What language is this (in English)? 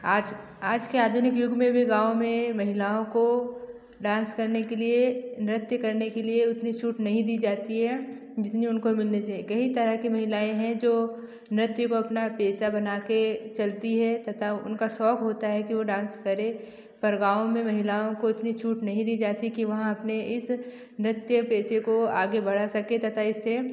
Hindi